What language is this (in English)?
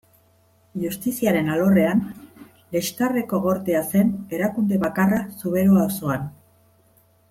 Basque